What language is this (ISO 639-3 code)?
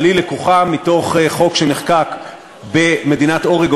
heb